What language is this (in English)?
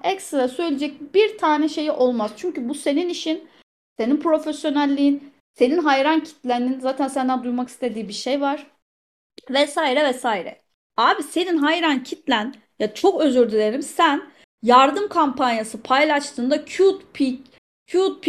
Turkish